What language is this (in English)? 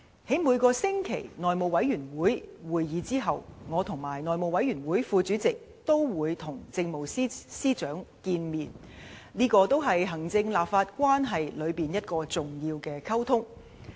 Cantonese